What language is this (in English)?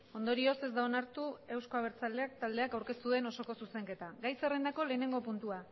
Basque